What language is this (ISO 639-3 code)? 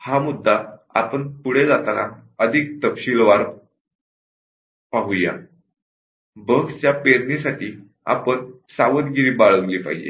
mar